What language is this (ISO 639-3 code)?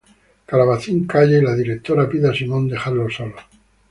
spa